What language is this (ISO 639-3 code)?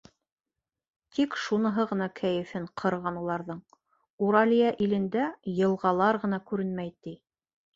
bak